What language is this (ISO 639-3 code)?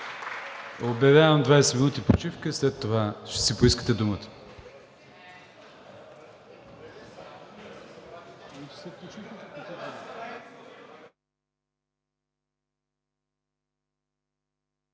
bul